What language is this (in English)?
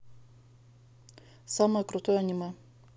Russian